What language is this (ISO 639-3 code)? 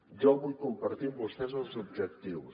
cat